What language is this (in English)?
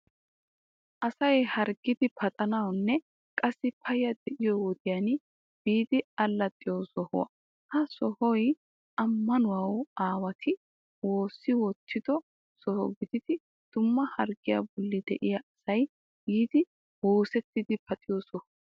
Wolaytta